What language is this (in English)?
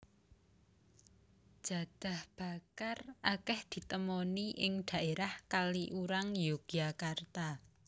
Javanese